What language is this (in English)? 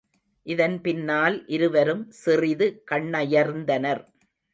Tamil